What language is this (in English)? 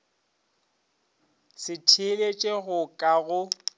Northern Sotho